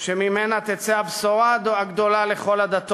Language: Hebrew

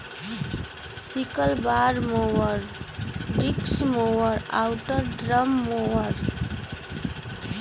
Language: Bhojpuri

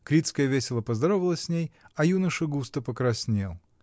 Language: Russian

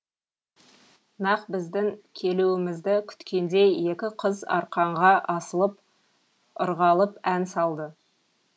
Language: Kazakh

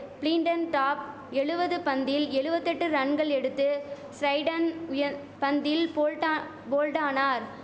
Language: Tamil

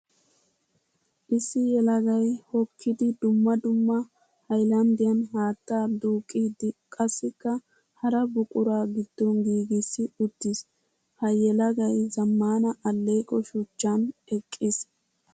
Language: Wolaytta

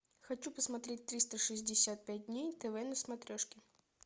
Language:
Russian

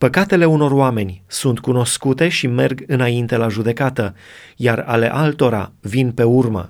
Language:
Romanian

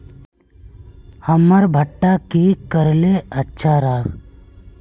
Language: Magahi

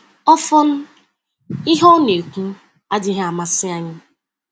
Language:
Igbo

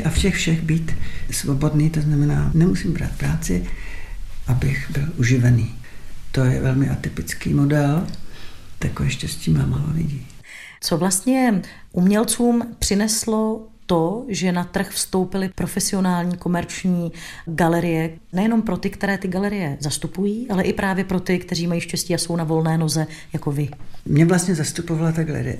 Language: Czech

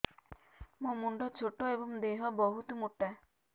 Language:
Odia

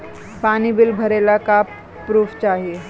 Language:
Bhojpuri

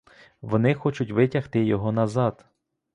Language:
Ukrainian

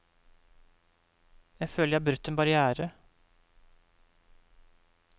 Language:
Norwegian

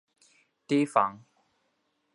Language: Chinese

